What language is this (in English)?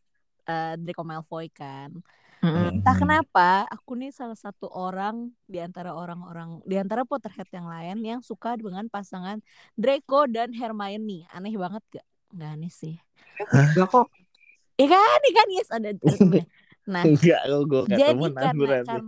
Indonesian